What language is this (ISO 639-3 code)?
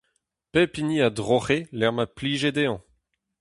bre